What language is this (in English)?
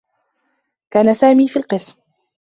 Arabic